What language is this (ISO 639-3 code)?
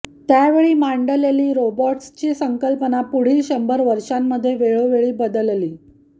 mar